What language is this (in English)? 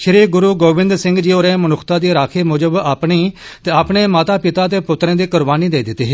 Dogri